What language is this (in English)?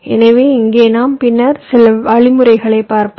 Tamil